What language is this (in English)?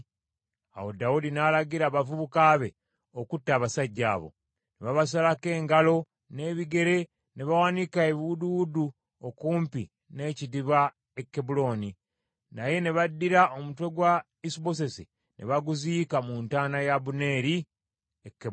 Ganda